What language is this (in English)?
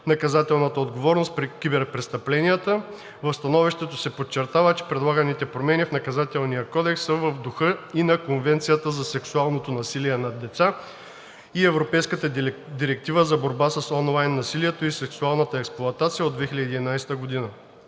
Bulgarian